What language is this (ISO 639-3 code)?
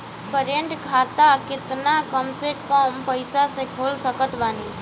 bho